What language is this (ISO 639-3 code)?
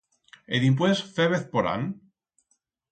arg